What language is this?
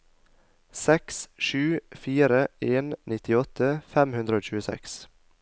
Norwegian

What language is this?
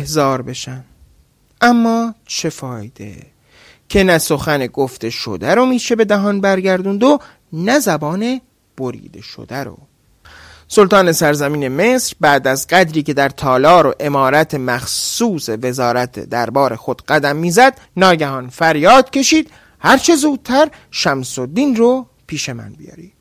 Persian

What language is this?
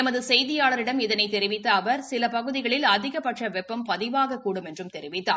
Tamil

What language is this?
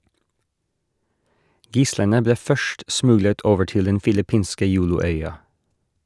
Norwegian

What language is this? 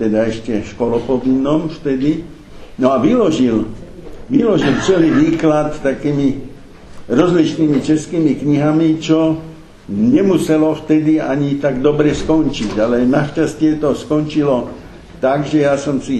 Slovak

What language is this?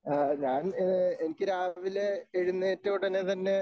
Malayalam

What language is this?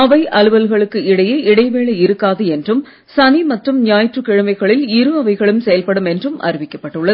Tamil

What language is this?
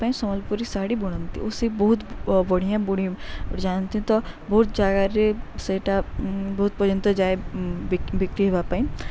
Odia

